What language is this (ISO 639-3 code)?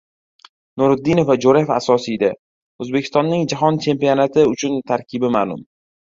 uzb